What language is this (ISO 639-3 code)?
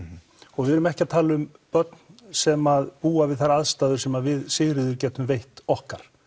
isl